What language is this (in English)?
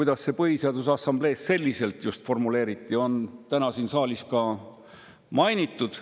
Estonian